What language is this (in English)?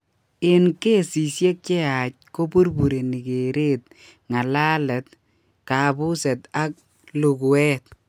Kalenjin